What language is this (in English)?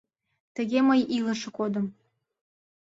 Mari